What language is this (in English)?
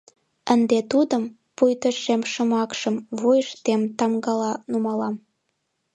Mari